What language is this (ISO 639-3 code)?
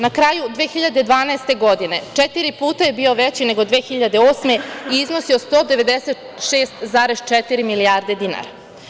srp